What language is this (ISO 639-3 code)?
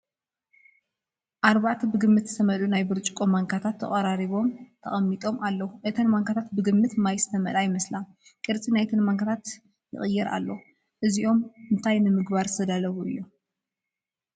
tir